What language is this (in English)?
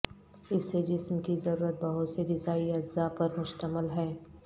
Urdu